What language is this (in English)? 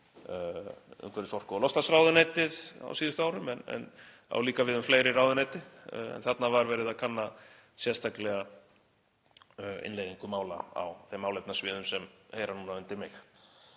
Icelandic